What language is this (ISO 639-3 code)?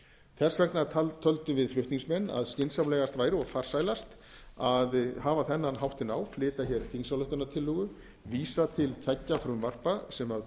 isl